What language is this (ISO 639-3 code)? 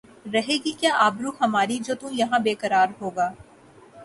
urd